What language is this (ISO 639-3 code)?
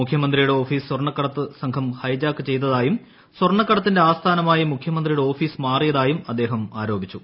mal